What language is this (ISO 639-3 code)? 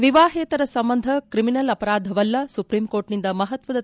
kan